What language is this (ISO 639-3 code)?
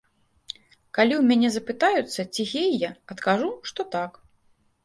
bel